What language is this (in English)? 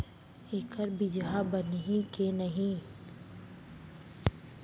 Chhattisgarhi